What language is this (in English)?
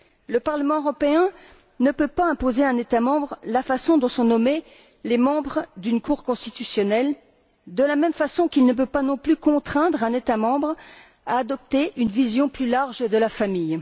French